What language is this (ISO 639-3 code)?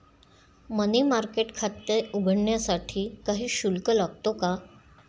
mar